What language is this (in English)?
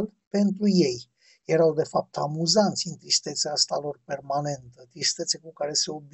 Romanian